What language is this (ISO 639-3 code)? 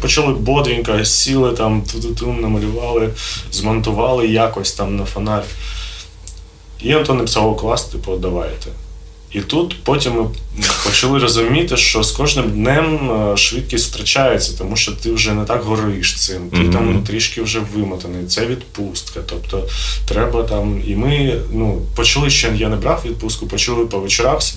ukr